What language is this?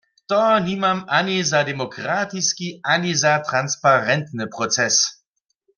Upper Sorbian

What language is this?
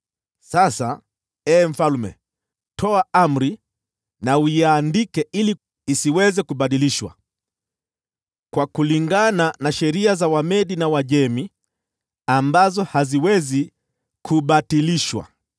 Swahili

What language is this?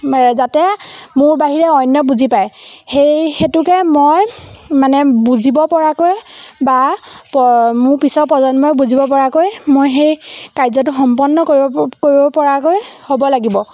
Assamese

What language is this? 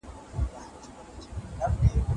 Pashto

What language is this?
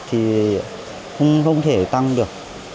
Vietnamese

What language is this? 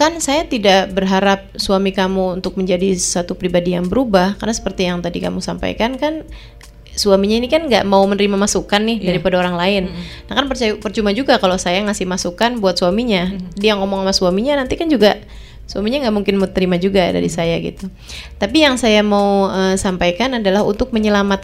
Indonesian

